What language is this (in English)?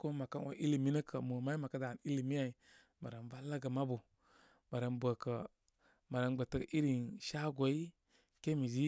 Koma